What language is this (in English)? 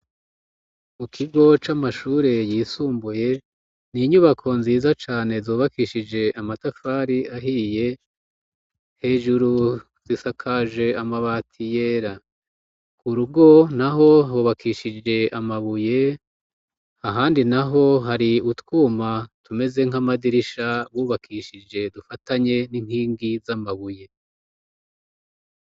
Rundi